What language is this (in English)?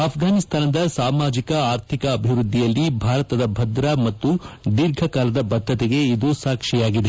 Kannada